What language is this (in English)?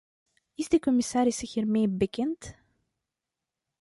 Dutch